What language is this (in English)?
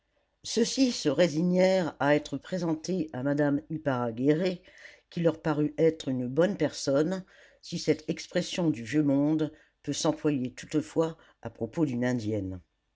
French